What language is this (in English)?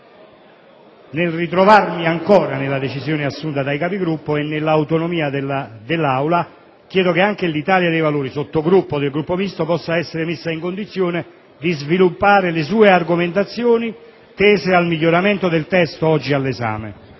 Italian